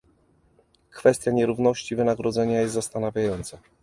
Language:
Polish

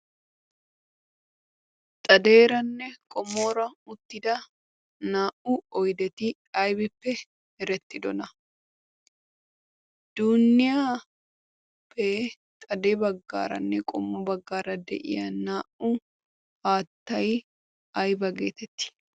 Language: Wolaytta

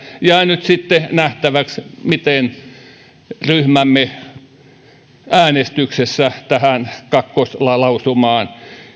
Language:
Finnish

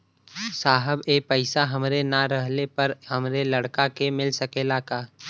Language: Bhojpuri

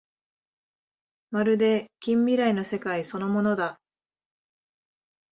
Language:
Japanese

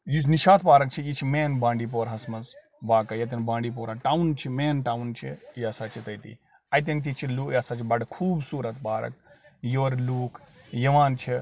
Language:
Kashmiri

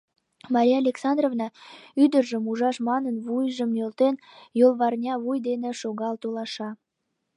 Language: Mari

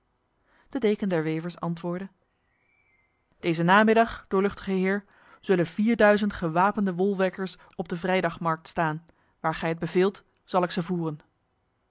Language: Dutch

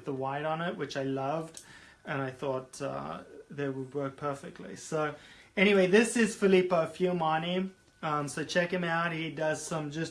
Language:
English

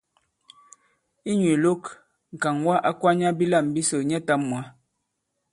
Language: Bankon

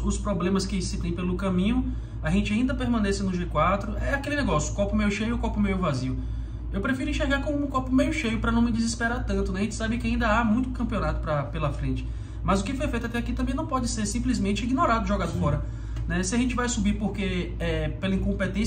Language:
Portuguese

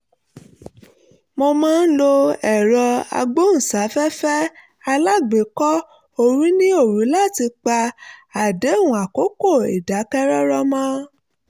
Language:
Yoruba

